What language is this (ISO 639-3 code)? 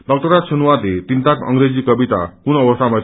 nep